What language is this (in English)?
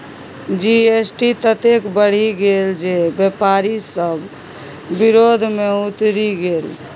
Maithili